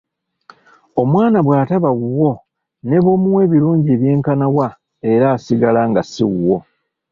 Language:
Ganda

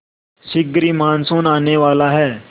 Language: Hindi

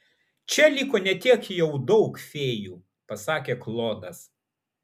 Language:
Lithuanian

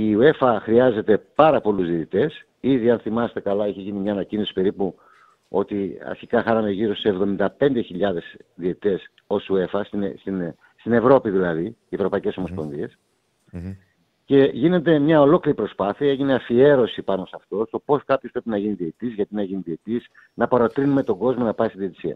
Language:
Greek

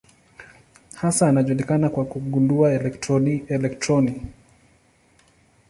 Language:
Swahili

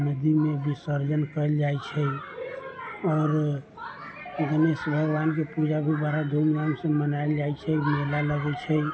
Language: Maithili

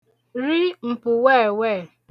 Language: Igbo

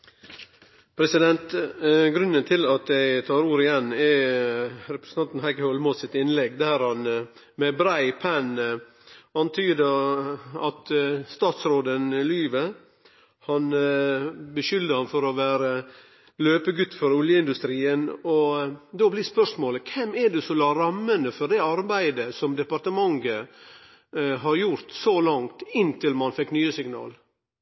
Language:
Norwegian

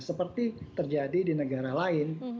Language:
Indonesian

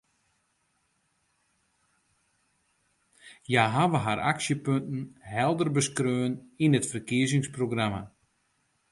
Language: Western Frisian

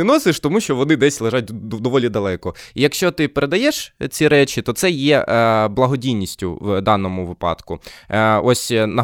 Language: Ukrainian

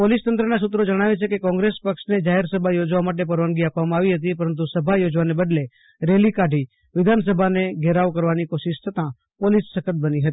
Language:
Gujarati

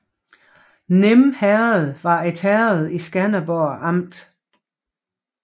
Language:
Danish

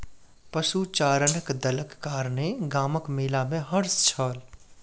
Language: Maithili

